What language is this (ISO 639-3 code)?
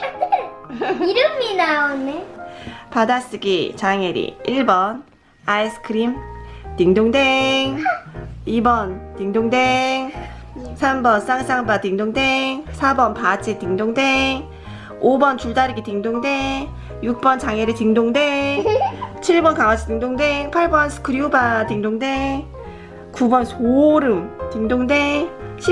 kor